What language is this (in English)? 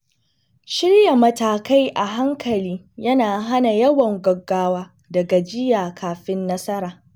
Hausa